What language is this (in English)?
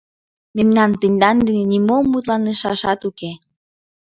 Mari